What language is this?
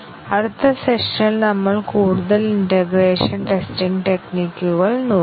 Malayalam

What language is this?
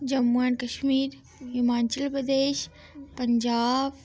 Dogri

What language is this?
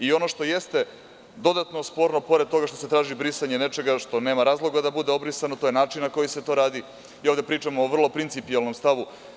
Serbian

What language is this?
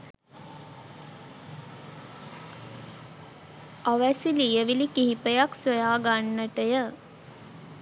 Sinhala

